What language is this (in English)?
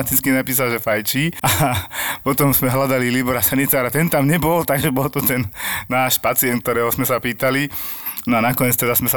Slovak